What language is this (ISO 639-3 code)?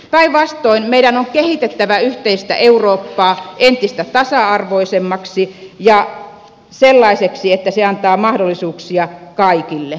fin